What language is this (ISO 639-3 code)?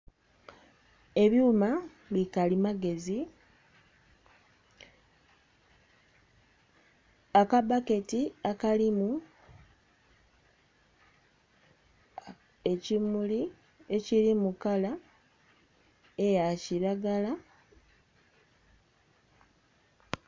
xog